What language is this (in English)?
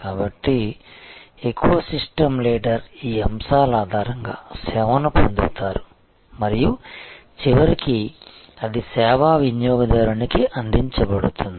Telugu